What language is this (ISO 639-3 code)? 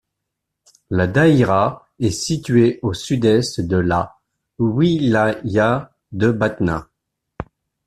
fra